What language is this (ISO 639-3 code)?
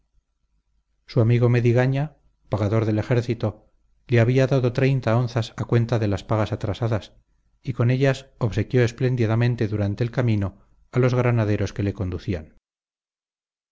spa